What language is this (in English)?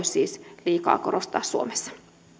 Finnish